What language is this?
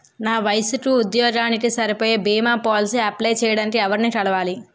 Telugu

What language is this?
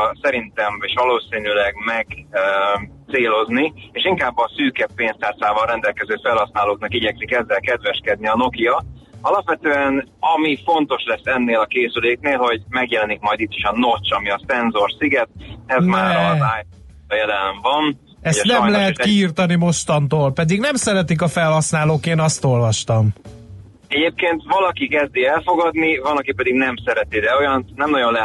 Hungarian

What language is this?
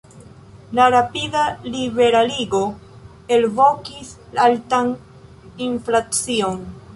Esperanto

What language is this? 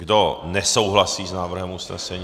Czech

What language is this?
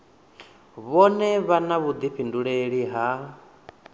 Venda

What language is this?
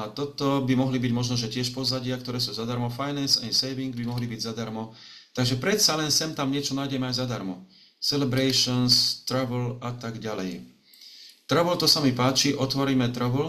Slovak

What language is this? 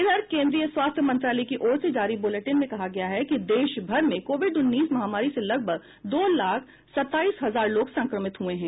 Hindi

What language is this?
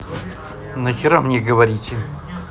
Russian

